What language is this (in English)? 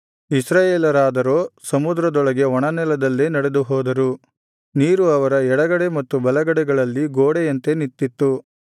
Kannada